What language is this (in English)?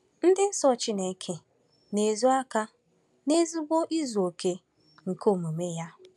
Igbo